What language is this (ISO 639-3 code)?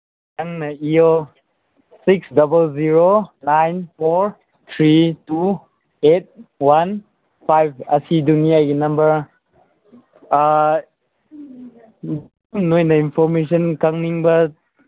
mni